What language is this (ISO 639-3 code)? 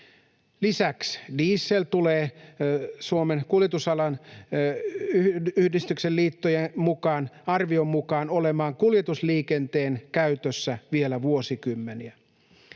fin